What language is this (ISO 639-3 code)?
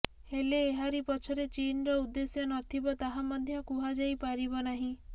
ori